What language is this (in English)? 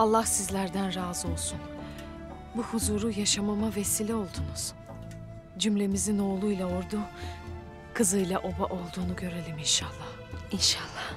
Turkish